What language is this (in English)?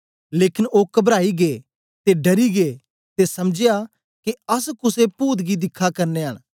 Dogri